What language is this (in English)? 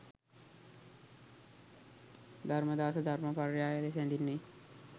Sinhala